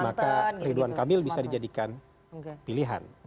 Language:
Indonesian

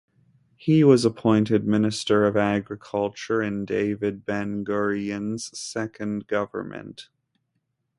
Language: English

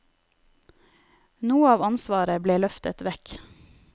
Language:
Norwegian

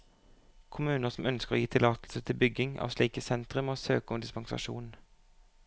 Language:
Norwegian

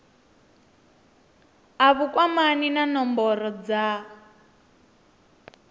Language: Venda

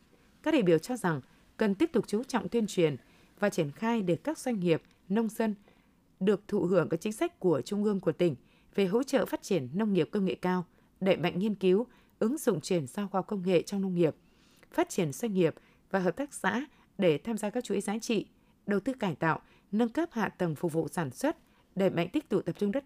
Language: Vietnamese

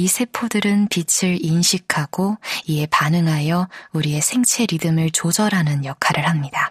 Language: Korean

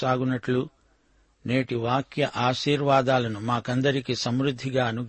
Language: Telugu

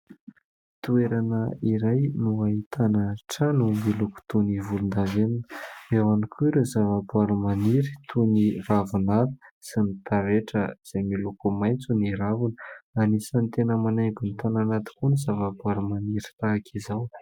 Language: Malagasy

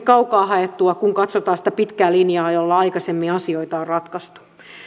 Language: Finnish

